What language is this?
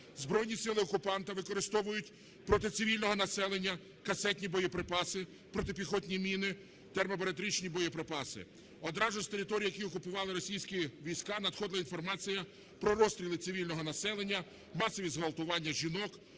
Ukrainian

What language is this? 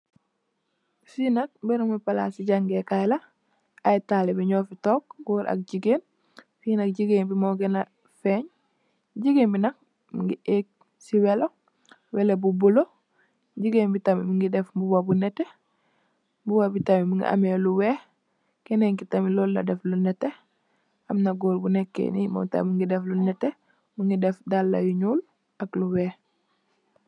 Wolof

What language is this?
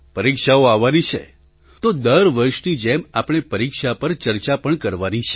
Gujarati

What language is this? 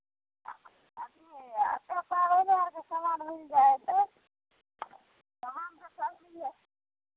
Maithili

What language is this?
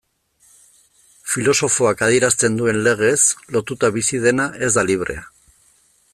Basque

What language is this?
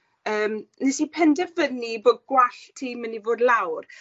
Welsh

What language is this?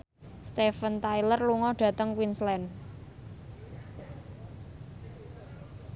Javanese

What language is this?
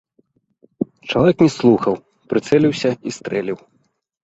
Belarusian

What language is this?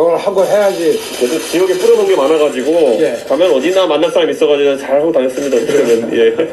Korean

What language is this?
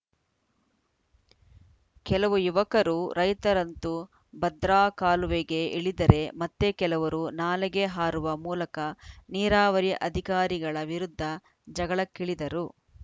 Kannada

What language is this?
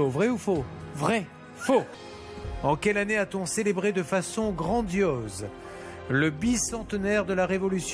French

